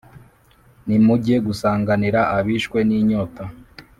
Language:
Kinyarwanda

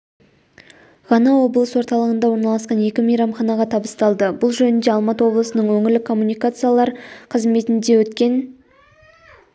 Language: Kazakh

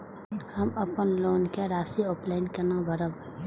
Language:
Maithili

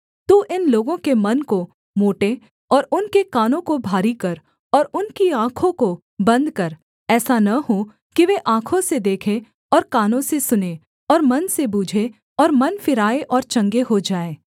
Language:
Hindi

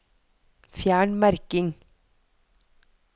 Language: Norwegian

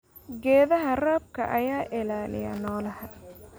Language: Somali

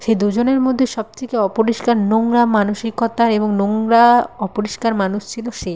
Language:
Bangla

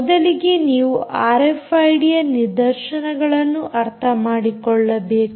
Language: Kannada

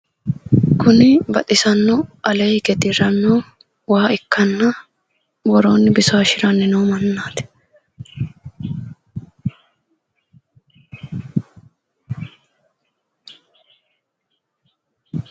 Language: Sidamo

